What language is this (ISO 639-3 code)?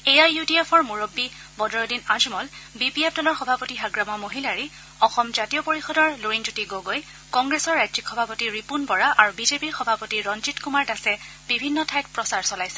asm